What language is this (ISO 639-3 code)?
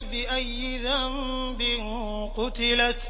ara